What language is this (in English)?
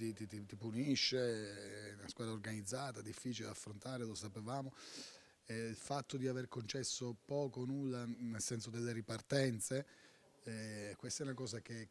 Italian